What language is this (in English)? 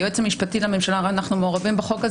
Hebrew